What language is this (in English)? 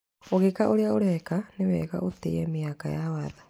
Kikuyu